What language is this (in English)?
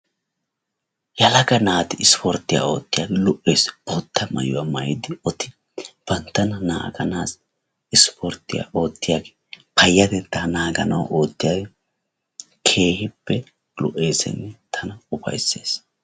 Wolaytta